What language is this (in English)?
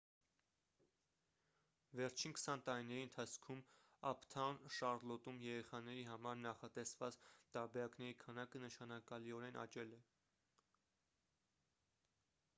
Armenian